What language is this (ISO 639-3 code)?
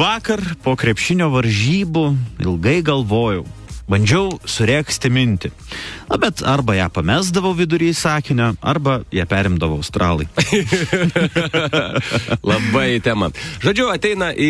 lit